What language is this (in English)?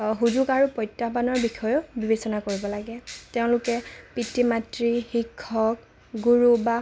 Assamese